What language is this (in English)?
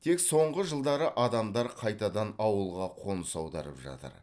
Kazakh